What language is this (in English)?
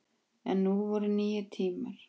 Icelandic